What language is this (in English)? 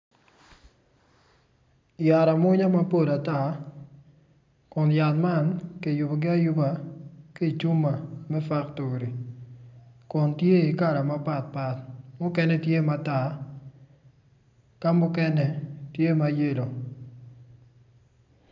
Acoli